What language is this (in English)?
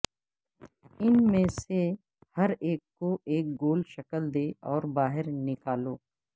Urdu